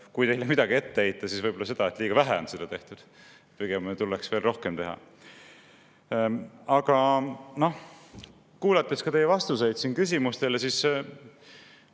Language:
Estonian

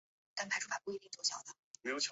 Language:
Chinese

